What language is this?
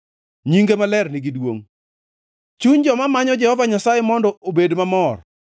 Luo (Kenya and Tanzania)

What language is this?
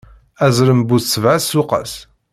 Kabyle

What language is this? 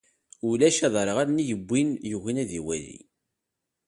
Kabyle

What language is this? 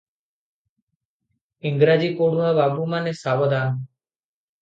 Odia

